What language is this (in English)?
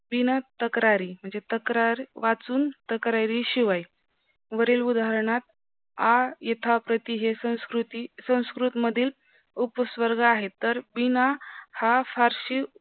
Marathi